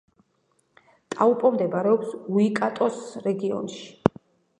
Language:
Georgian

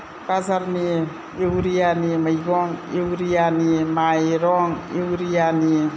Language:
Bodo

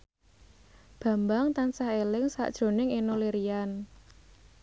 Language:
Javanese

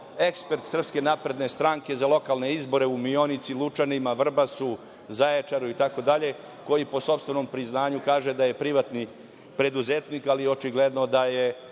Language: Serbian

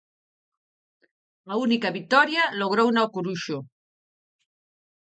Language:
Galician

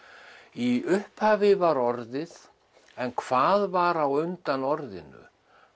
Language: Icelandic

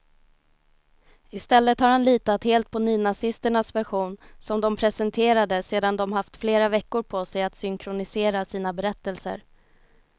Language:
Swedish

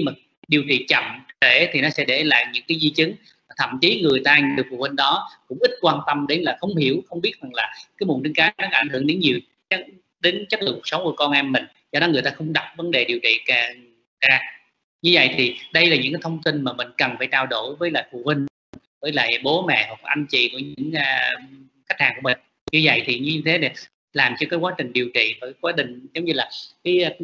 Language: Vietnamese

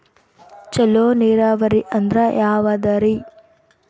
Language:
Kannada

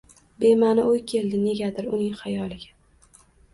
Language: Uzbek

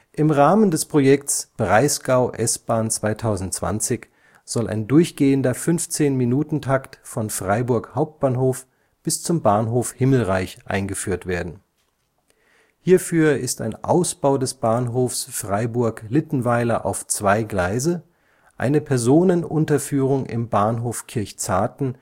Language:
German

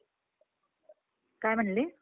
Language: Marathi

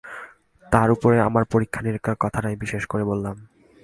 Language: Bangla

